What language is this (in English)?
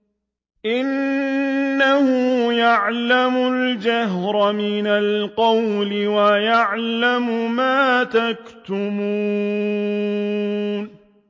Arabic